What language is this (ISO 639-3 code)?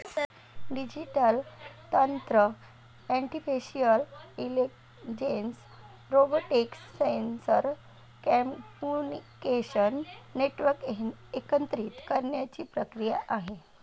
mar